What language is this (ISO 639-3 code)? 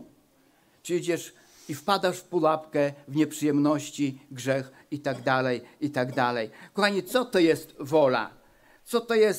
pol